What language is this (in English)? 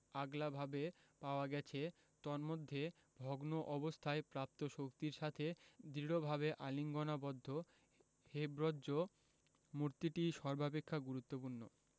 Bangla